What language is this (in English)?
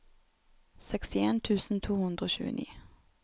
Norwegian